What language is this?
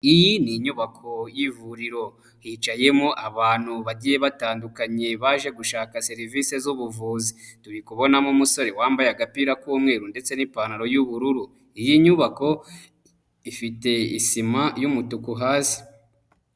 Kinyarwanda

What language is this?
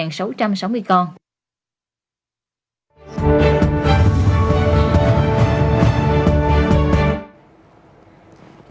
Vietnamese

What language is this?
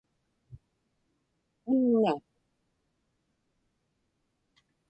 Inupiaq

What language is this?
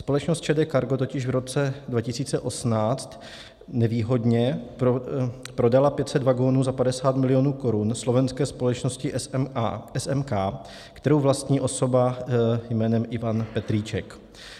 Czech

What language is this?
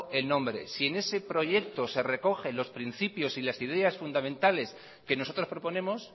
Spanish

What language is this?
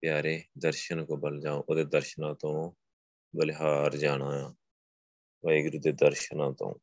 Punjabi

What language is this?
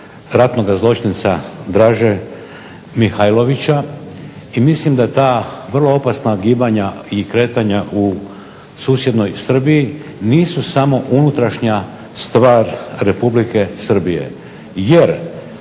Croatian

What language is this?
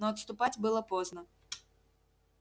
Russian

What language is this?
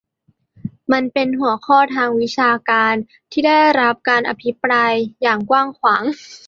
Thai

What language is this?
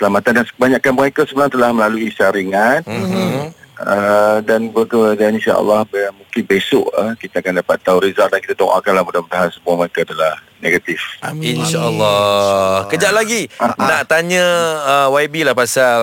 Malay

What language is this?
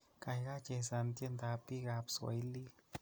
Kalenjin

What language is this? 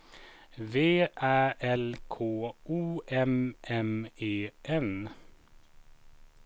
Swedish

